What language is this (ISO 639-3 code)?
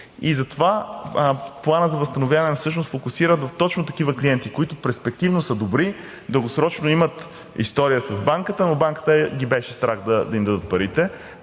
bul